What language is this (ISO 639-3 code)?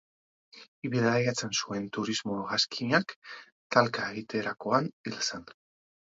eus